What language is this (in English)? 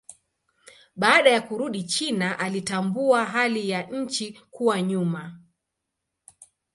Swahili